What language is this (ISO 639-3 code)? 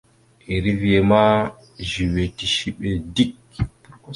mxu